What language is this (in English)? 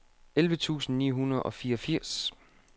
Danish